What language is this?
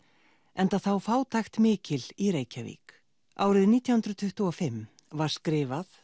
Icelandic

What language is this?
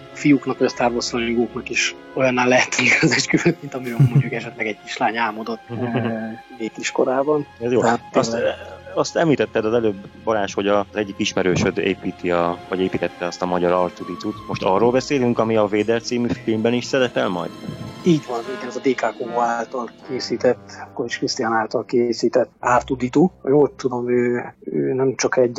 Hungarian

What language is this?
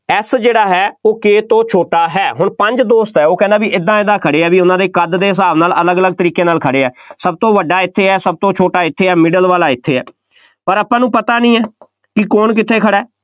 Punjabi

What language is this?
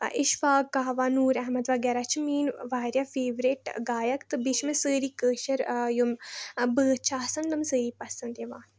Kashmiri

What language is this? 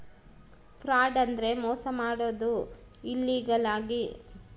Kannada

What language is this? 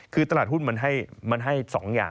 Thai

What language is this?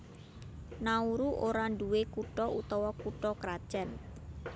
Javanese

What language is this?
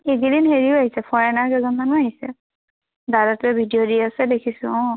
Assamese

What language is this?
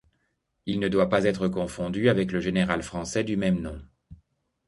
French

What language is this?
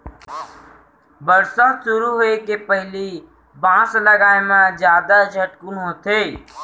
Chhattisgarhi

